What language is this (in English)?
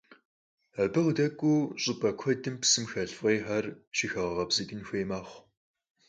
Kabardian